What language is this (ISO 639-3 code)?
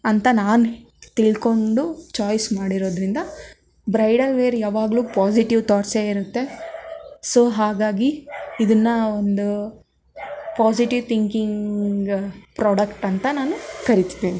kan